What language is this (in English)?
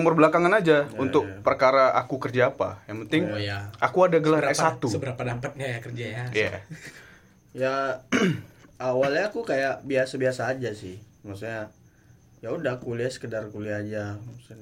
Indonesian